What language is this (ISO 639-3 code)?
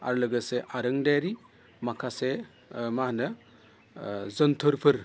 brx